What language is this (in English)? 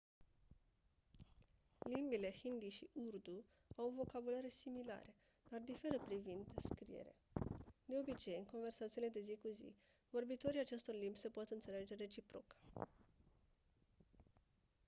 Romanian